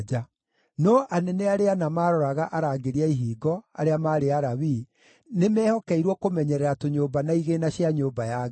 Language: Kikuyu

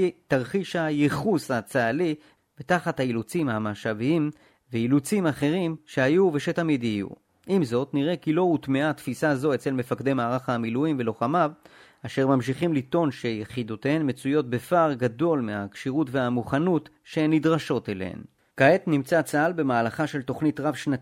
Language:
Hebrew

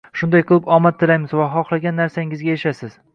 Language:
Uzbek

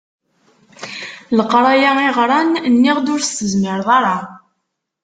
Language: Kabyle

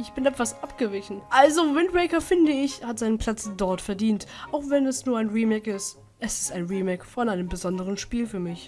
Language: German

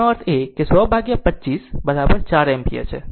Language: Gujarati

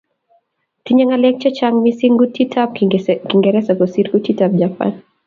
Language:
Kalenjin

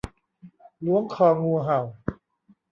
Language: Thai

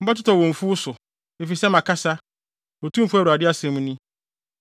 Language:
Akan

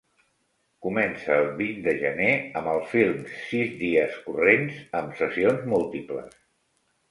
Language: Catalan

